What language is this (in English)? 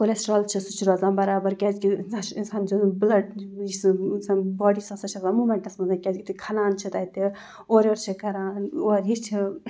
Kashmiri